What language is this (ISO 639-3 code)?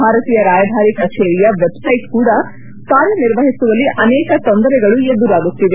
kan